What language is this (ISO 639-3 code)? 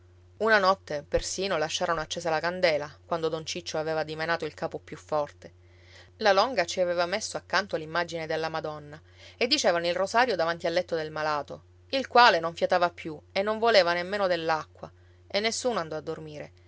ita